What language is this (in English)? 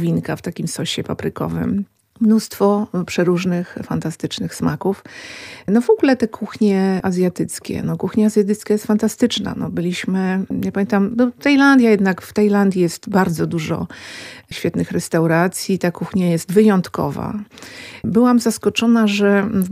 Polish